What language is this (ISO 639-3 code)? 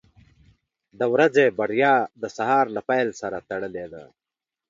pus